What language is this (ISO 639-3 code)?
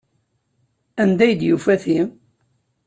kab